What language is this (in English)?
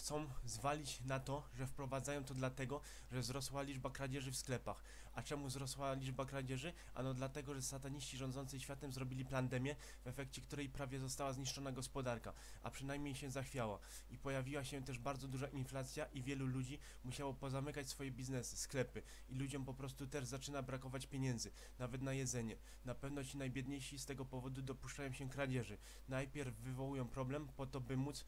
Polish